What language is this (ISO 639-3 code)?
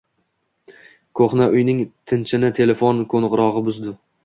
uzb